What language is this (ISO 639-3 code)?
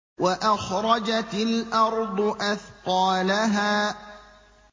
ara